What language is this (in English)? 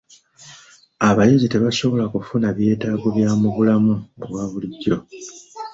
Ganda